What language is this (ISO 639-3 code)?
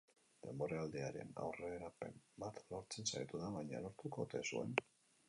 eus